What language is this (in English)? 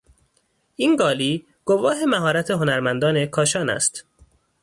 Persian